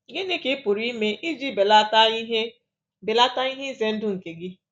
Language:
Igbo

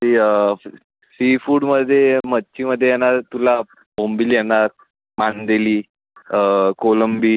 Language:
Marathi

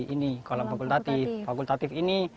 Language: Indonesian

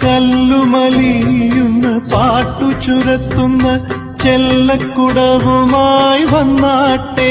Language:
Malayalam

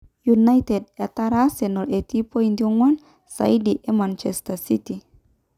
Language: Masai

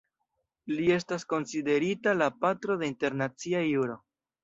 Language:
Esperanto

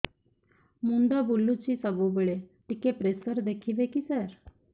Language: Odia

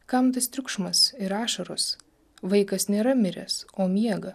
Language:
Lithuanian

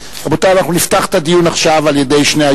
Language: Hebrew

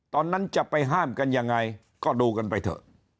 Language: Thai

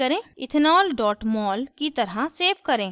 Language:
Hindi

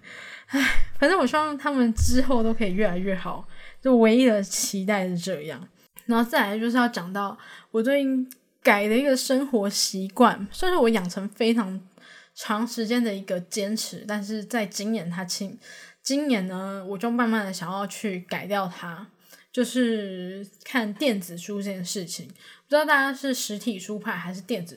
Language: Chinese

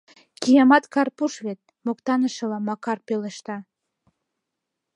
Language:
Mari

